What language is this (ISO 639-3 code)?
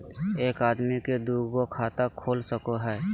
mag